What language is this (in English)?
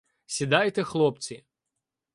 Ukrainian